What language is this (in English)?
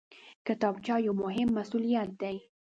Pashto